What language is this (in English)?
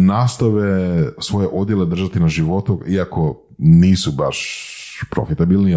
Croatian